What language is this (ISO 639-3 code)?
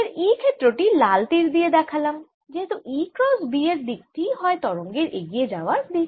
ben